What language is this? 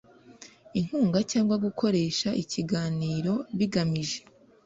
Kinyarwanda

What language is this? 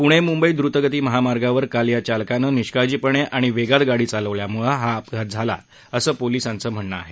Marathi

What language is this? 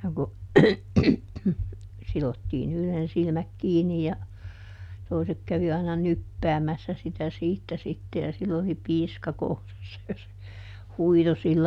Finnish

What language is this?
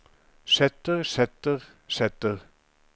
Norwegian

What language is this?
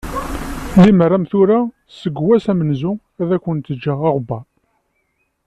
Kabyle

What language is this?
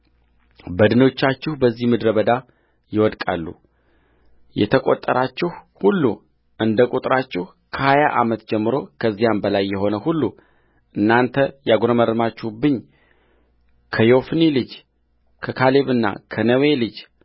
Amharic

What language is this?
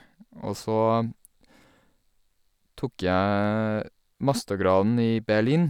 Norwegian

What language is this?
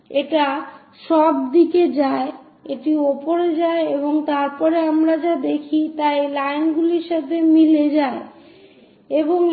Bangla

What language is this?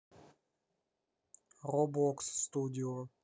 Russian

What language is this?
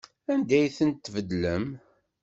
Kabyle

